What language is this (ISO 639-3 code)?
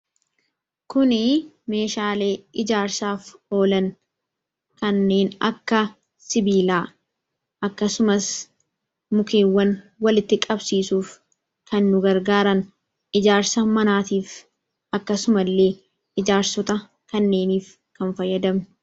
orm